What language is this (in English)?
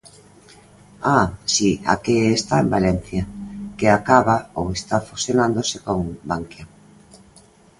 Galician